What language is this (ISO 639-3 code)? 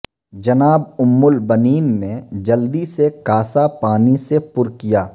urd